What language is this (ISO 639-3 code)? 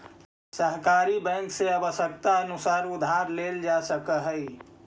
mag